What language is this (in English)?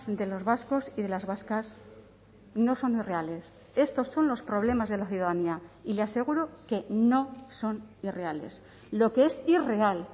Spanish